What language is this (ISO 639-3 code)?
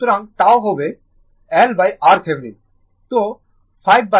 ben